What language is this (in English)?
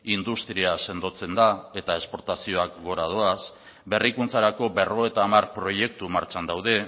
Basque